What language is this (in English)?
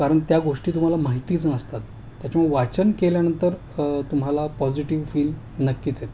Marathi